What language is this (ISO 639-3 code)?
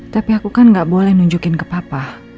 ind